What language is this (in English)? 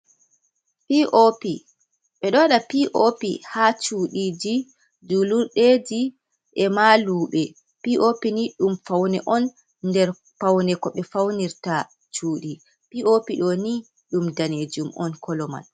Fula